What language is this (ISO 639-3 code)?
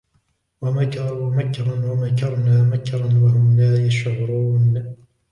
ara